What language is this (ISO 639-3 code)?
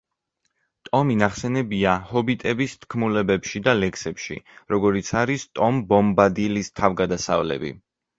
kat